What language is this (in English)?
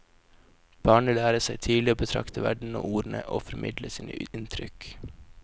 Norwegian